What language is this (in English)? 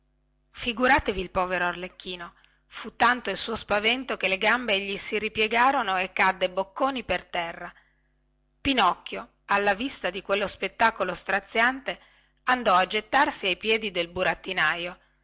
Italian